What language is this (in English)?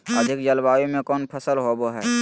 Magahi